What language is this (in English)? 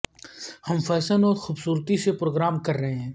Urdu